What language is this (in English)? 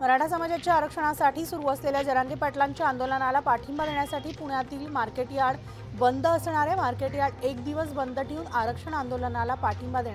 Hindi